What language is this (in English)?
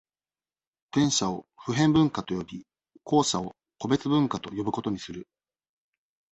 Japanese